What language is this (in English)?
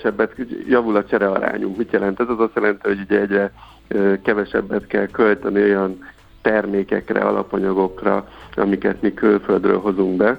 Hungarian